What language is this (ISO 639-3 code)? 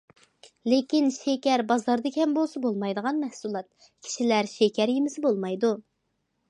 uig